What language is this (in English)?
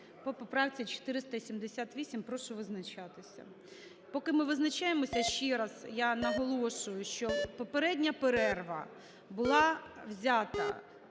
Ukrainian